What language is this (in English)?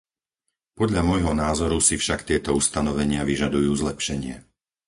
Slovak